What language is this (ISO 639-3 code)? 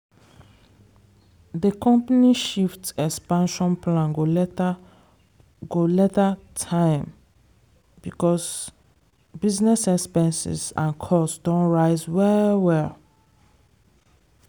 pcm